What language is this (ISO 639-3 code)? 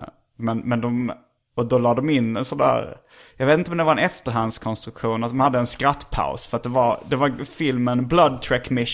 swe